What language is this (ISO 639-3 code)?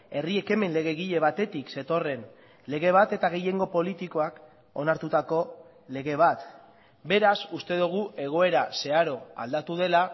eus